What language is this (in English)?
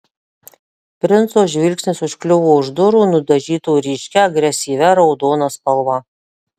Lithuanian